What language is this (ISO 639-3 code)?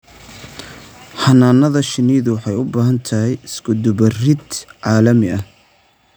som